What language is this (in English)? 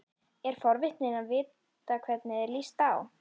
Icelandic